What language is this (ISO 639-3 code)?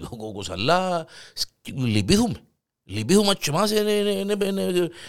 ell